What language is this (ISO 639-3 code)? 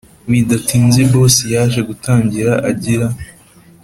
kin